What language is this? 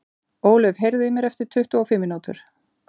Icelandic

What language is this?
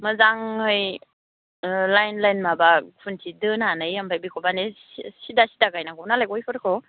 Bodo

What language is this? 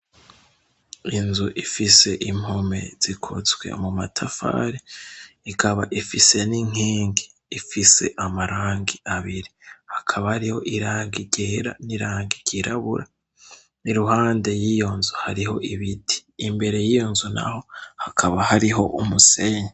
Rundi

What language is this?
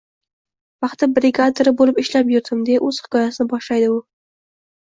Uzbek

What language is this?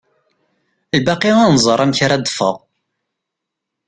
Kabyle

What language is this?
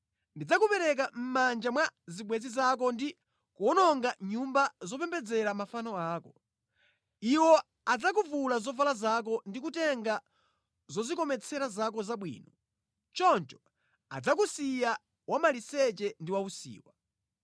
Nyanja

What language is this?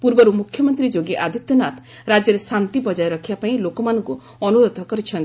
Odia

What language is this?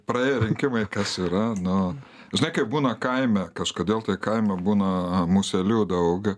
Lithuanian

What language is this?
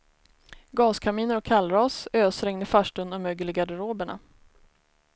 Swedish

